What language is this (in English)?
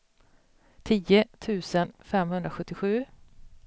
Swedish